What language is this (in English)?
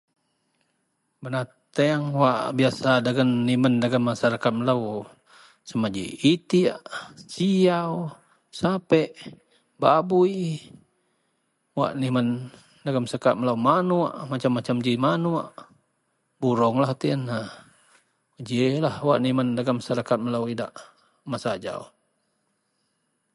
Central Melanau